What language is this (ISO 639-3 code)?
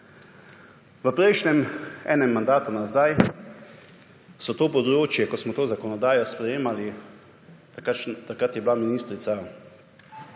slv